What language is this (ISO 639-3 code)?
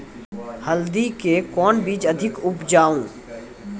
mai